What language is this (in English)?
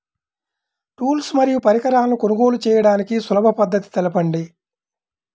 Telugu